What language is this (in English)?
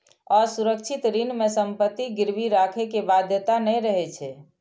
Maithili